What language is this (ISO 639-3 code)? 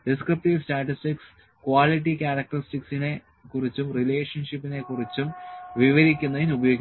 mal